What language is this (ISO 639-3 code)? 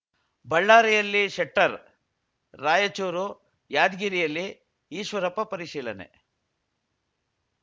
kan